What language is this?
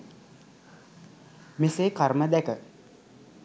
Sinhala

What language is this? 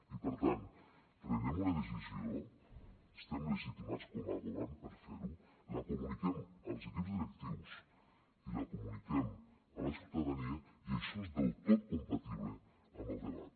Catalan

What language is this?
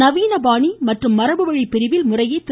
Tamil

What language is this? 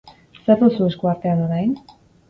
Basque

